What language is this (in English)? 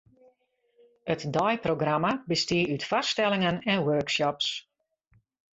Western Frisian